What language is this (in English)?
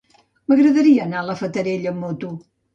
Catalan